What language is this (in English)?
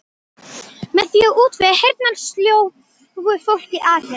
Icelandic